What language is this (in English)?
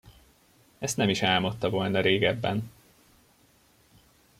Hungarian